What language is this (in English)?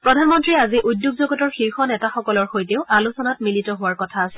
Assamese